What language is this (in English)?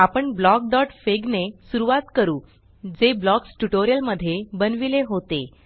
Marathi